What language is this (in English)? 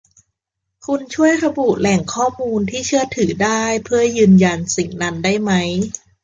Thai